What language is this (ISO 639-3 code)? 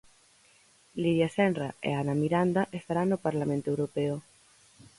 glg